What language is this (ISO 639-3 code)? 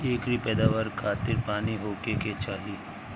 bho